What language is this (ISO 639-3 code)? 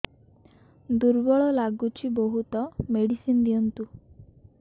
ori